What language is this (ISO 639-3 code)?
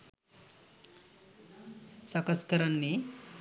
sin